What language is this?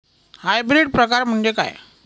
Marathi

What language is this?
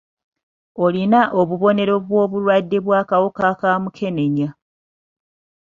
Ganda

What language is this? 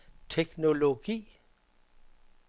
Danish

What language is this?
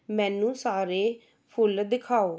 Punjabi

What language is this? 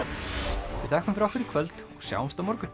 Icelandic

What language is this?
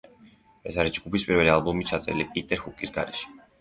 Georgian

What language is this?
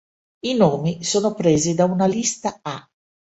Italian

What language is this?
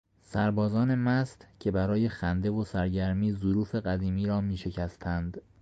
Persian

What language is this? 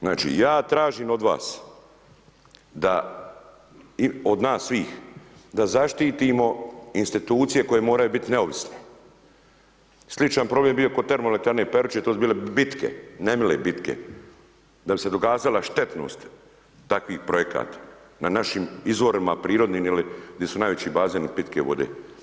Croatian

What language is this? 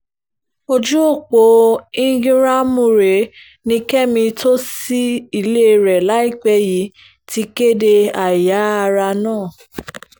Yoruba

